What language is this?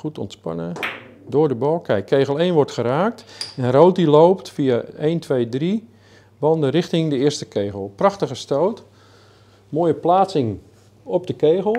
Dutch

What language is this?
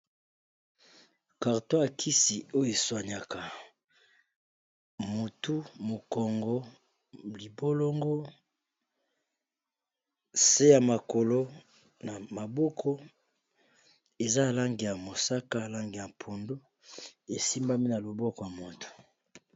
Lingala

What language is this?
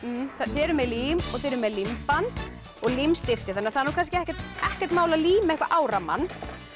Icelandic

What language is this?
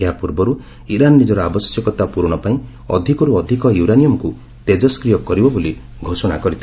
Odia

